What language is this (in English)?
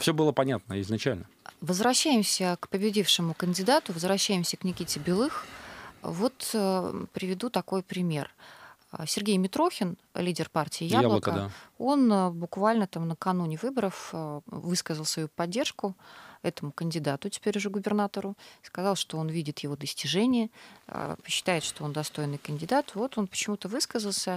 Russian